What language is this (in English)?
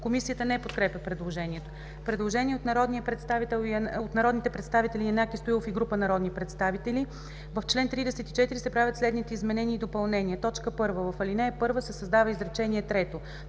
Bulgarian